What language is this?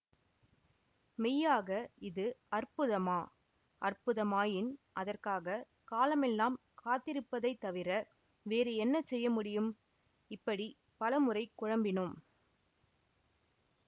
Tamil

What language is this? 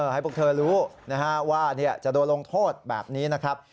Thai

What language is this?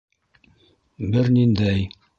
Bashkir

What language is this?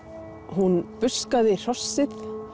Icelandic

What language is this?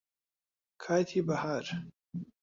Central Kurdish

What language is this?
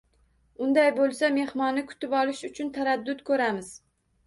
Uzbek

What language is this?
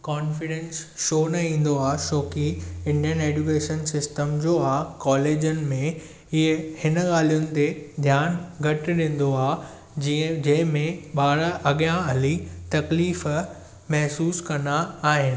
Sindhi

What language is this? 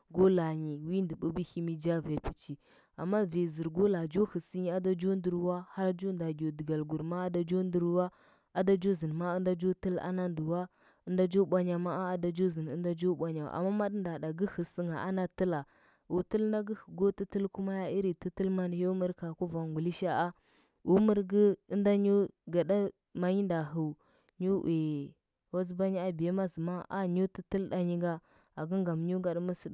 Huba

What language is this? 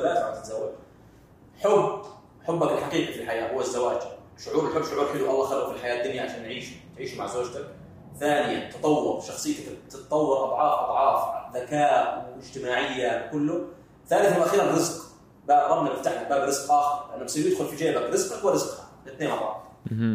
Arabic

